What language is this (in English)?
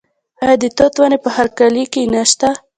Pashto